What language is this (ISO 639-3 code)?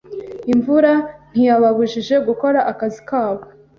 kin